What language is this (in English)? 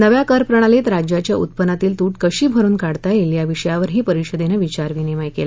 Marathi